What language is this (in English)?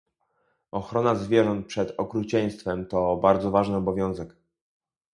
Polish